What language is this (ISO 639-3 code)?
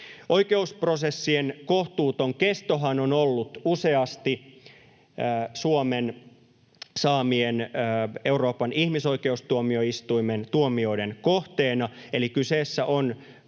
fin